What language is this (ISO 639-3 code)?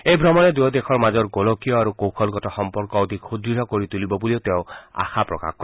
asm